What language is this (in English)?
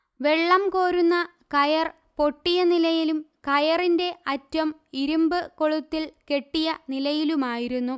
Malayalam